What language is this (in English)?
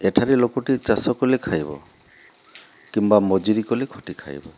Odia